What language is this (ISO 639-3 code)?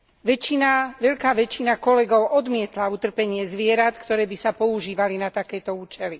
slk